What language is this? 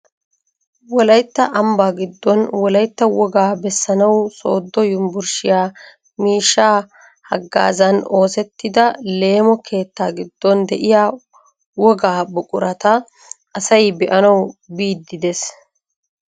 Wolaytta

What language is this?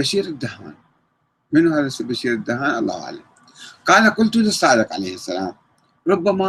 Arabic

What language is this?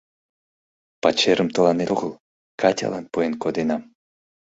Mari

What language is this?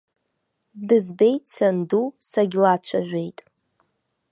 Abkhazian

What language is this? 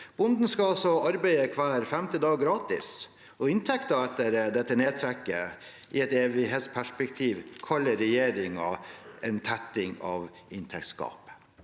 Norwegian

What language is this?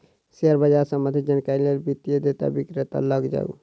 Maithili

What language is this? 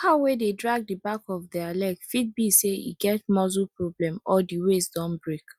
Nigerian Pidgin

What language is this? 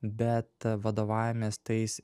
Lithuanian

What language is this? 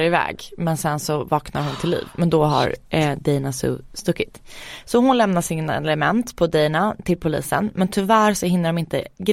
Swedish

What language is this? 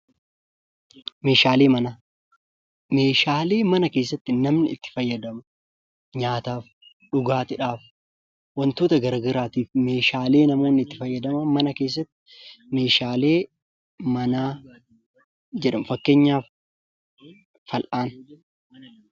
Oromo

